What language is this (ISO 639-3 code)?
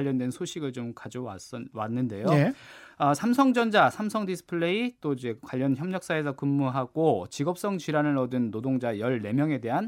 kor